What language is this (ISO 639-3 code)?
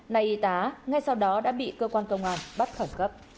vie